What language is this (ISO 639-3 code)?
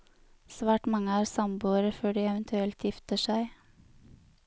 nor